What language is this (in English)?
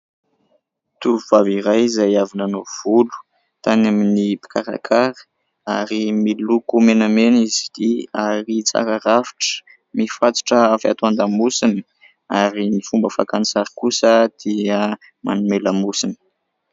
Malagasy